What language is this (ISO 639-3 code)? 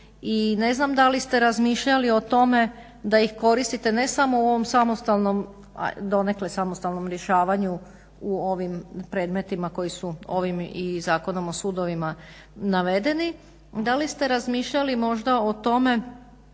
hrv